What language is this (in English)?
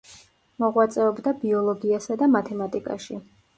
Georgian